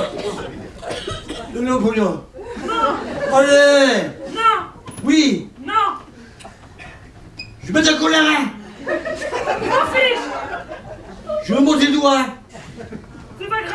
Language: French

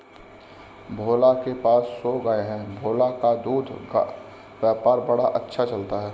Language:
Hindi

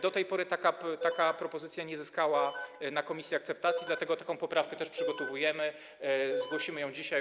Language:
Polish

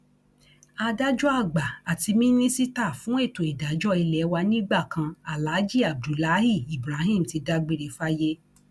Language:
Yoruba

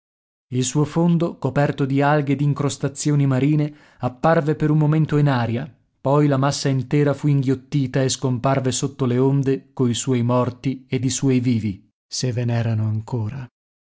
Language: Italian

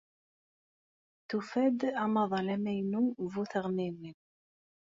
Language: Kabyle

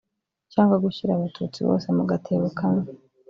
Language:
Kinyarwanda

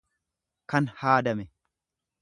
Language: Oromo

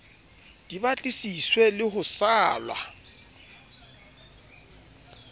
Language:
Southern Sotho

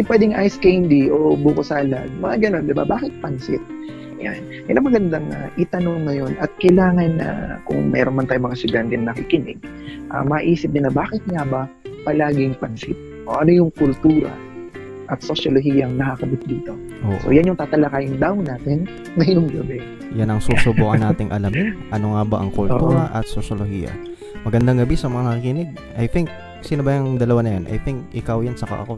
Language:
Filipino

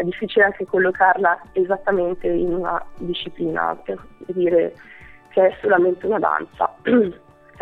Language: Italian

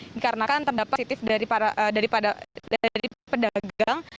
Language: Indonesian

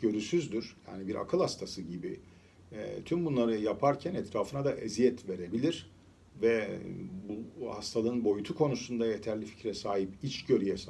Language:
Turkish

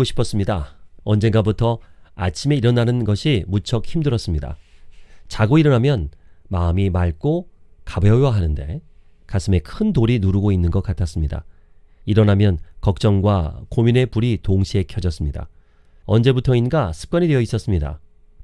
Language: Korean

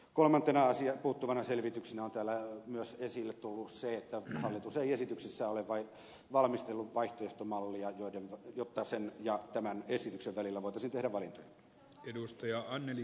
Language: Finnish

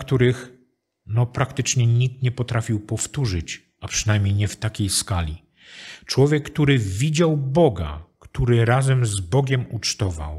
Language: Polish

